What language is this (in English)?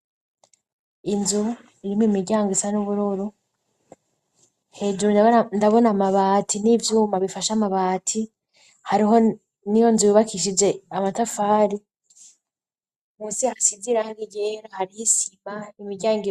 Rundi